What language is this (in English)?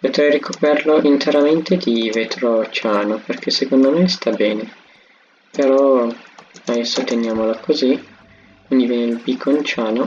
Italian